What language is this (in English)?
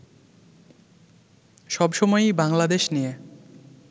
Bangla